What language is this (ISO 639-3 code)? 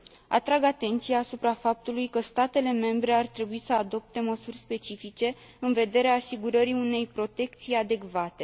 ron